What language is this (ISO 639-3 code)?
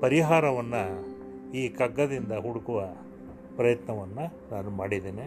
kan